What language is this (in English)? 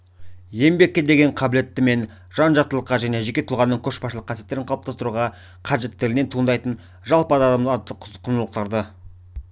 Kazakh